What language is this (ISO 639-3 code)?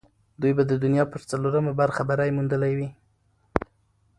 pus